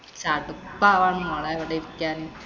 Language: Malayalam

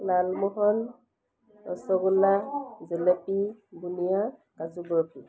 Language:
Assamese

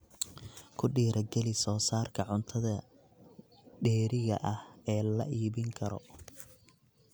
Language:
Somali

